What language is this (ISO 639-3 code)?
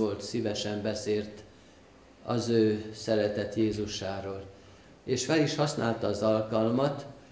hun